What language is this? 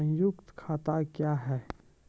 Maithili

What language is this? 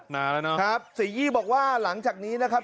Thai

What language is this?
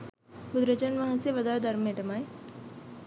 Sinhala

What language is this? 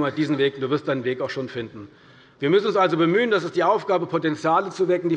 German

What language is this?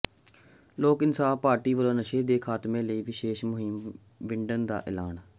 Punjabi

